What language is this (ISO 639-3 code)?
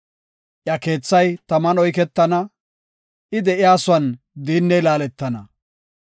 gof